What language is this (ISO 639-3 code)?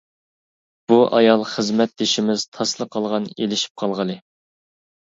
uig